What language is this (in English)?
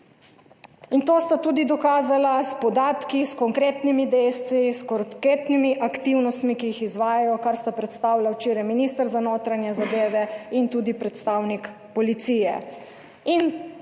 Slovenian